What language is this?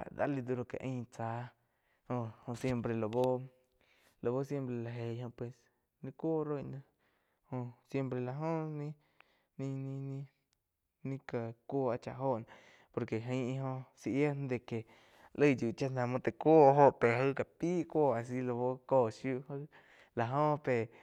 Quiotepec Chinantec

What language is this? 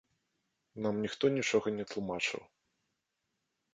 Belarusian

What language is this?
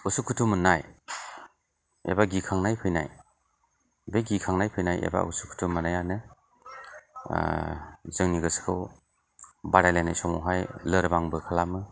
Bodo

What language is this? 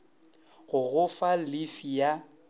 Northern Sotho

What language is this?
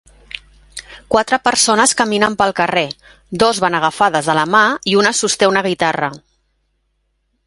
Catalan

